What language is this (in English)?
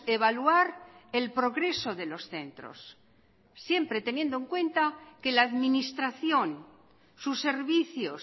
Spanish